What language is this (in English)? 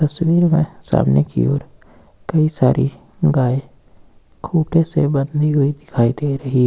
Hindi